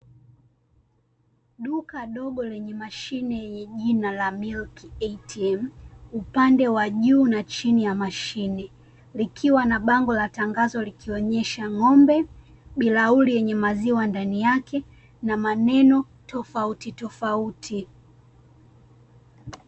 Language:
Swahili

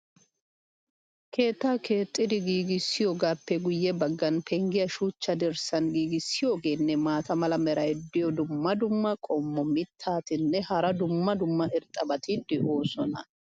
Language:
Wolaytta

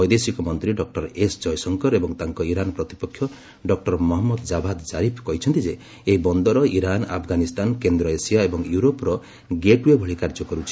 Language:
Odia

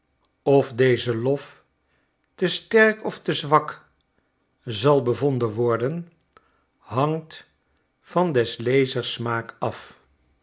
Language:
Dutch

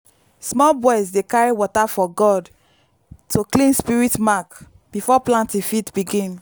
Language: Nigerian Pidgin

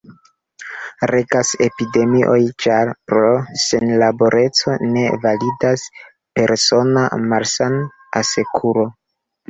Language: Esperanto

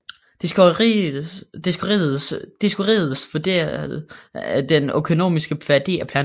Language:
Danish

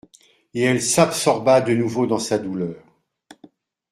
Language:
French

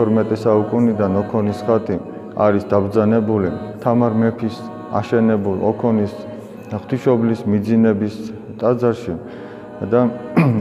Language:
Romanian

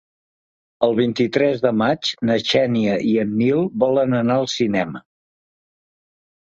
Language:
Catalan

